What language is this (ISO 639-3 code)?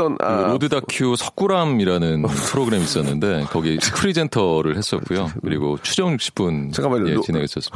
kor